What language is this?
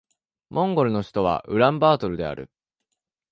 Japanese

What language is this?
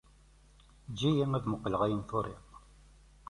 Kabyle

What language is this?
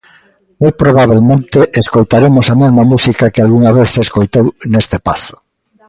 Galician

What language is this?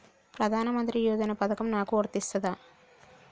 Telugu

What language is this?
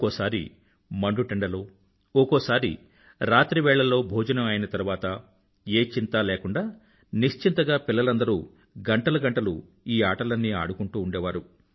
Telugu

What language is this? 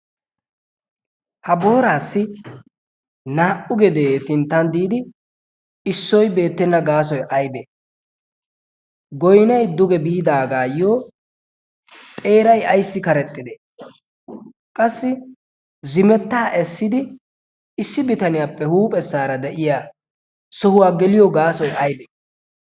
Wolaytta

